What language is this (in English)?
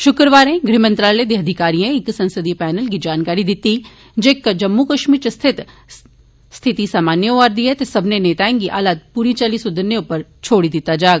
Dogri